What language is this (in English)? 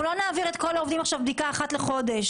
Hebrew